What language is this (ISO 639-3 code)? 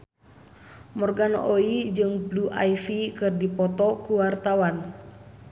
sun